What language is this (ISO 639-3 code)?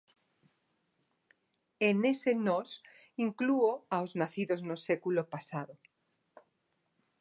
glg